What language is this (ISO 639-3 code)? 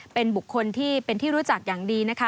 tha